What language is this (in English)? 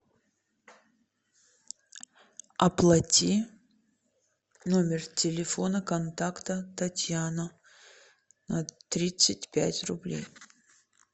Russian